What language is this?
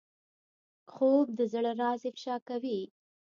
Pashto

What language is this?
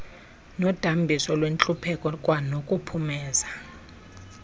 Xhosa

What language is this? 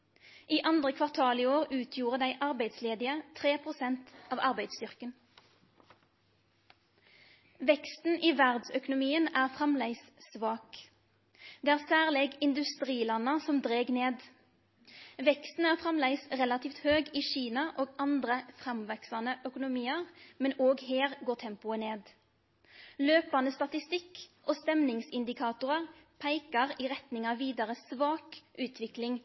Norwegian Nynorsk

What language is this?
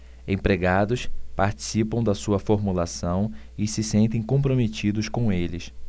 Portuguese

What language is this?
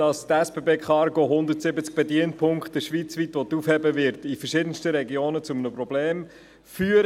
Swiss German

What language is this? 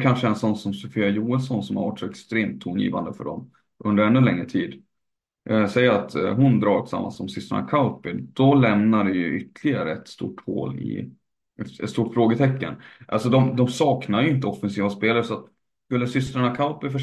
Swedish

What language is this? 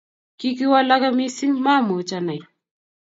Kalenjin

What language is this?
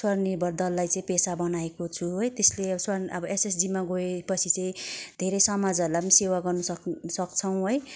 Nepali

